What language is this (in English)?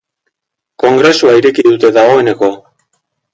Basque